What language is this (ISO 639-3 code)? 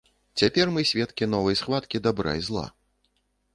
bel